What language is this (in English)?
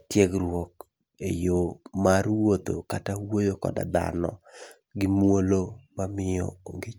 Luo (Kenya and Tanzania)